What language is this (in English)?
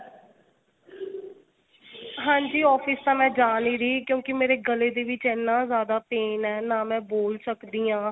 Punjabi